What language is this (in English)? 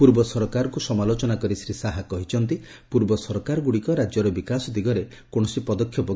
Odia